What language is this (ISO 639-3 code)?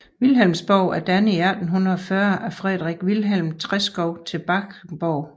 dan